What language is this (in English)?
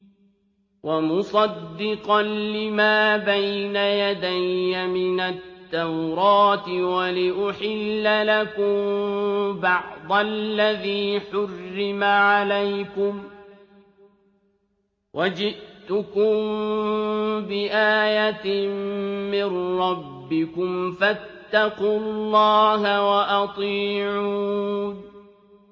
Arabic